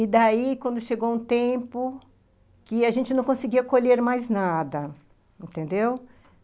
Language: Portuguese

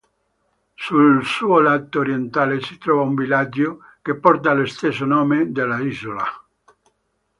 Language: Italian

